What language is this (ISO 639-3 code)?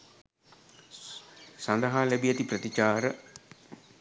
sin